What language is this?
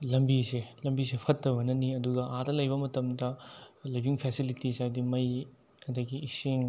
Manipuri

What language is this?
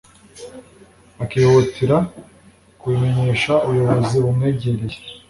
Kinyarwanda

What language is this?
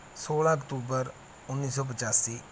Punjabi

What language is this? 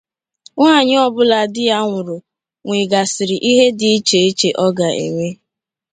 Igbo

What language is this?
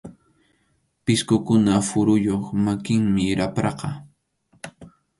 Arequipa-La Unión Quechua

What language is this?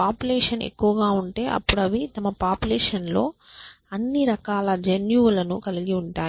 Telugu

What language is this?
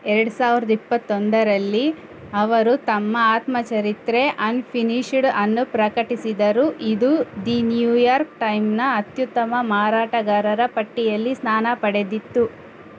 Kannada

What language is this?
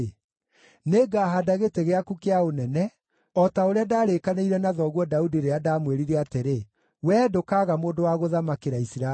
Kikuyu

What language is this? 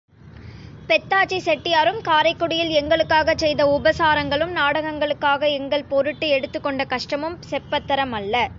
Tamil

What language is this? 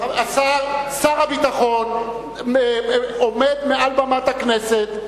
Hebrew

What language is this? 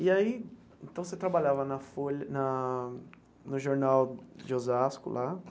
Portuguese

